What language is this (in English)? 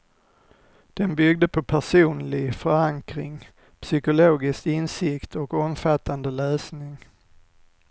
Swedish